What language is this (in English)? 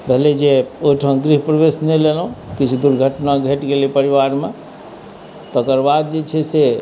Maithili